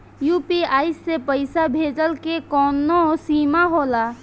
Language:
Bhojpuri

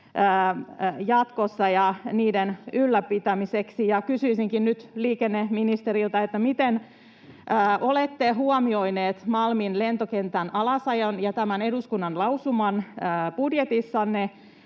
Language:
Finnish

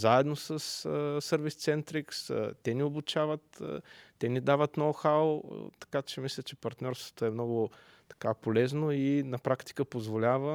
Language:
Bulgarian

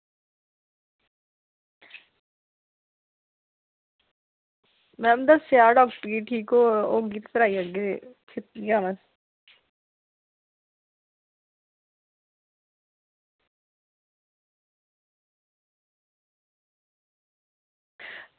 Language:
Dogri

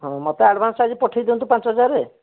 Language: Odia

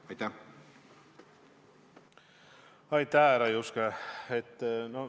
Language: Estonian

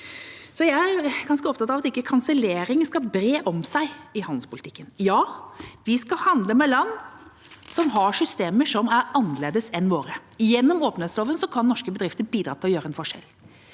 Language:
Norwegian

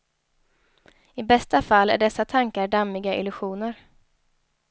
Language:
Swedish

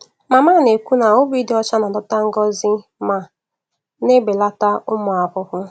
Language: Igbo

